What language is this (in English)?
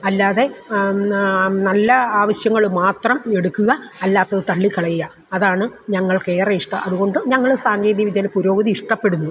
Malayalam